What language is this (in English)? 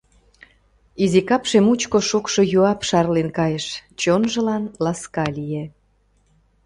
Mari